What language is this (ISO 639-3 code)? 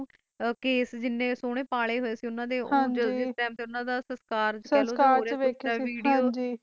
pan